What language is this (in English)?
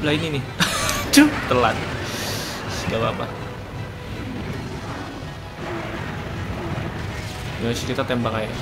Indonesian